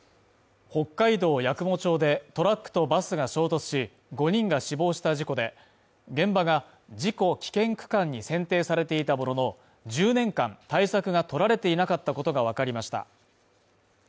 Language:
Japanese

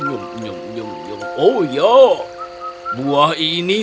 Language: Indonesian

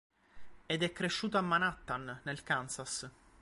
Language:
Italian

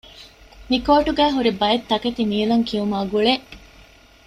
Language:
Divehi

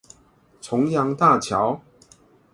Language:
Chinese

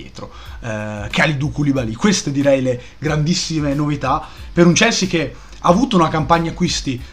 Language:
Italian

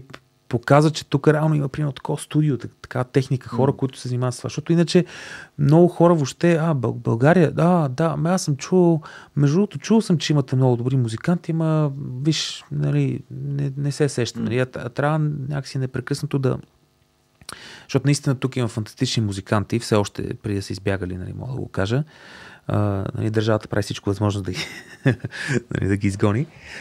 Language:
Bulgarian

